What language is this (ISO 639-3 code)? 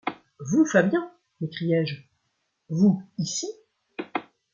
fra